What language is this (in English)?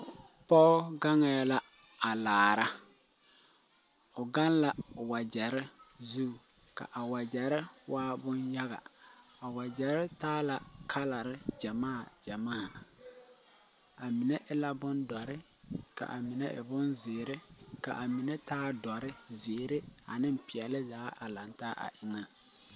Southern Dagaare